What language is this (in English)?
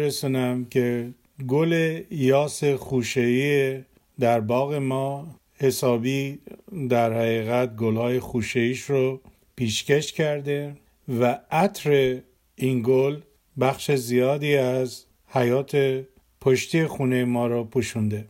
Persian